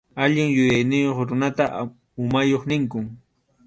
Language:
Arequipa-La Unión Quechua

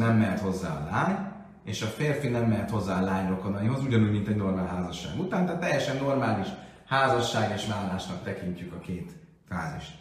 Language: Hungarian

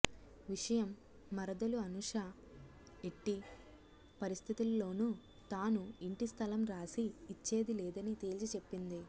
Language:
Telugu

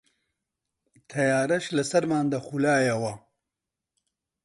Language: Central Kurdish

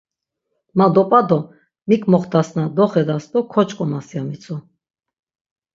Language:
Laz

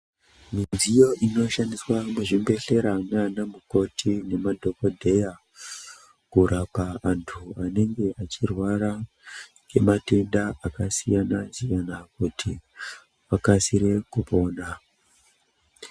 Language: Ndau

